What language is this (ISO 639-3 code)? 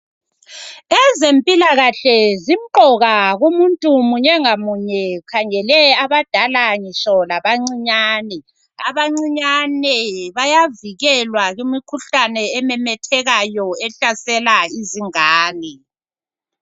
nde